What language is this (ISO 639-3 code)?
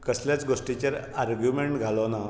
kok